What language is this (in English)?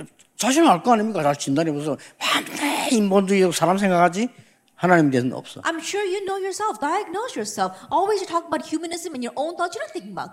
Korean